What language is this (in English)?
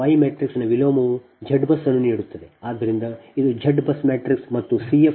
Kannada